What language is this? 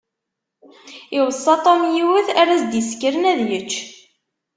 Kabyle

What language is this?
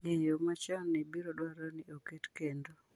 Luo (Kenya and Tanzania)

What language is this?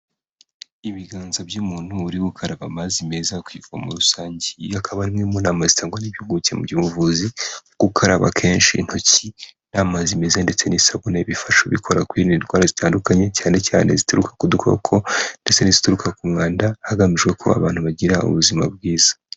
Kinyarwanda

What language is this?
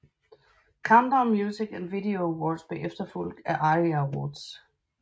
Danish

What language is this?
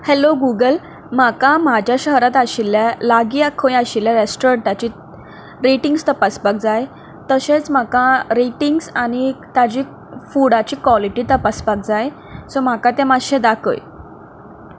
Konkani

